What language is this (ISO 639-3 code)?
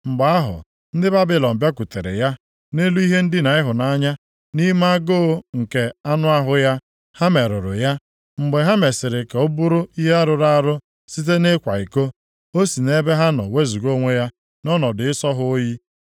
ibo